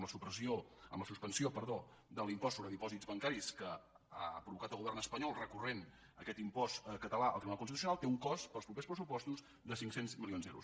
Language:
Catalan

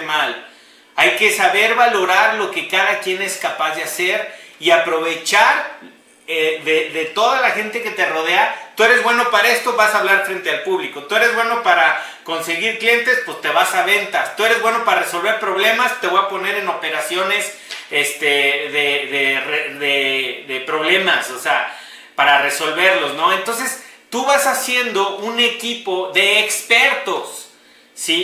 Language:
Spanish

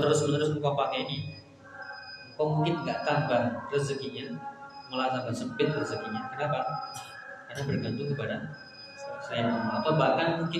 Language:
Indonesian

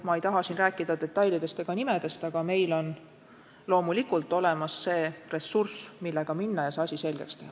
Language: Estonian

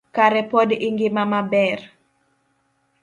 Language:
Luo (Kenya and Tanzania)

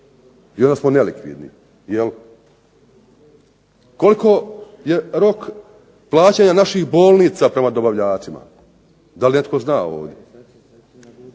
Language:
Croatian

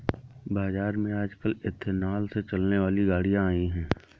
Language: Hindi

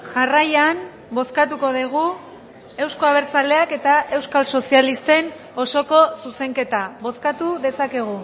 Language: Basque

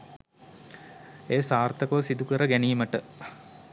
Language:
Sinhala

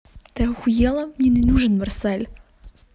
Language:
Russian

